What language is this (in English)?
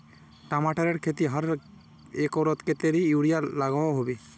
Magahi